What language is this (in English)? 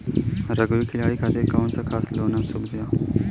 Bhojpuri